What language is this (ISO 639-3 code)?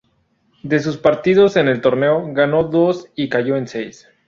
spa